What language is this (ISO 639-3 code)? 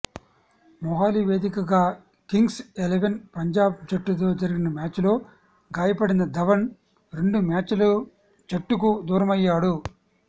tel